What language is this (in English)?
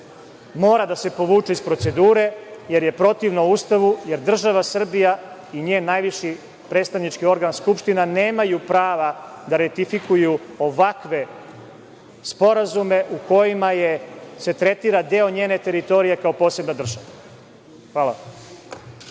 Serbian